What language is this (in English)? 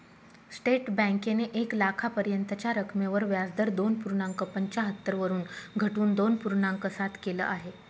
Marathi